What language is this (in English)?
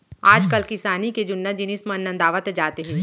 Chhattisgarhi